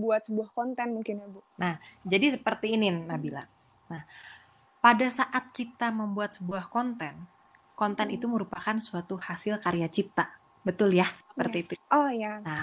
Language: Indonesian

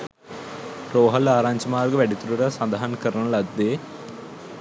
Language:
Sinhala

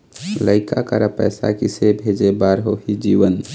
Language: Chhattisgarhi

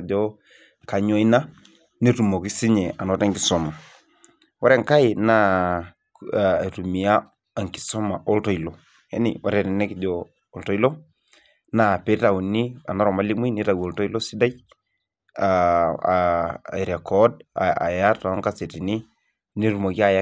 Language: Masai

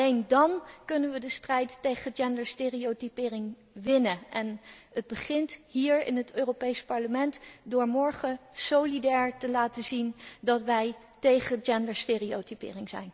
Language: Dutch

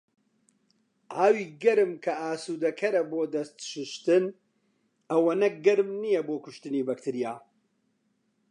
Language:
Central Kurdish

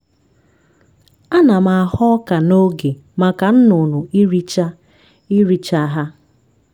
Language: Igbo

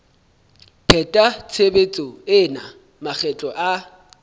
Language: Southern Sotho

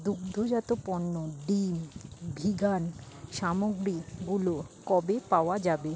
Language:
Bangla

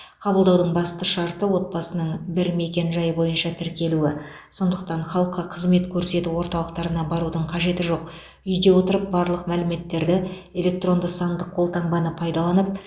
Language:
Kazakh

